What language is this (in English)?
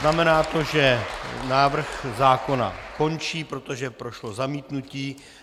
Czech